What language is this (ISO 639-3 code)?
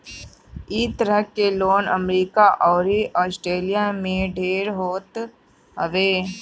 bho